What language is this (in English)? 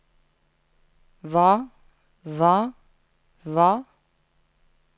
Norwegian